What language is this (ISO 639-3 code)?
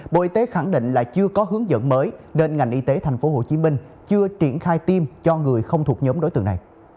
vie